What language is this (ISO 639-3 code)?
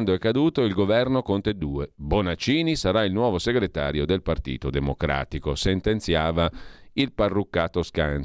ita